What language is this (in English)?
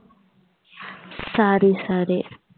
Tamil